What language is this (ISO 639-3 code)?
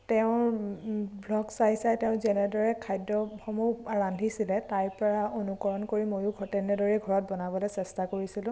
asm